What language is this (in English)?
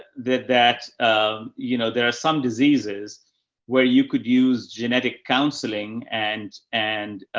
English